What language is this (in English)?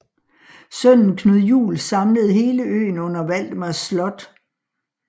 Danish